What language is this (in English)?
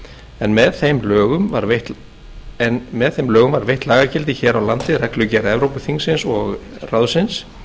Icelandic